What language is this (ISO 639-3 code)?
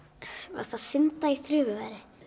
isl